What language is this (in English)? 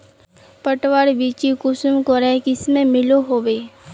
Magahi